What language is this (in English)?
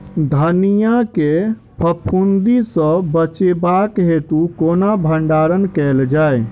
Maithili